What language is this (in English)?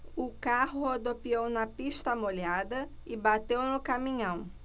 Portuguese